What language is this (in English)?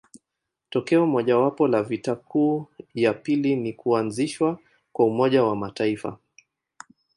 Swahili